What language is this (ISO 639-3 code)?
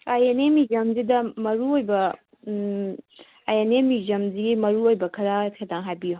mni